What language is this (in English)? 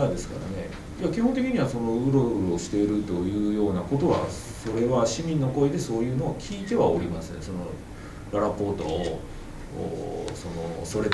Japanese